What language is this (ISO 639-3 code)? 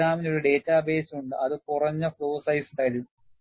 mal